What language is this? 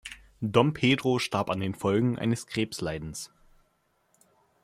German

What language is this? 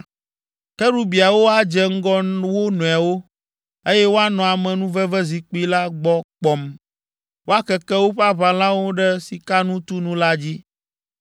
Ewe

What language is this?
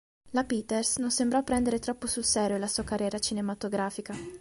Italian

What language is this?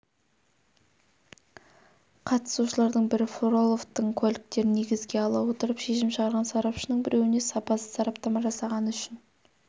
Kazakh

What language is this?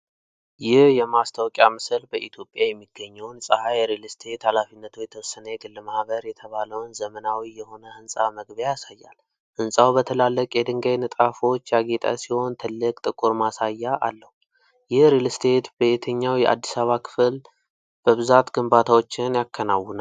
Amharic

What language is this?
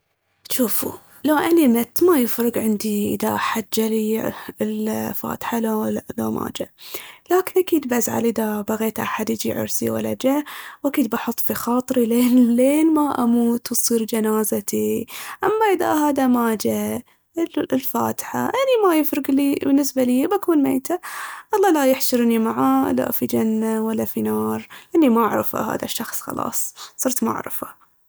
Baharna Arabic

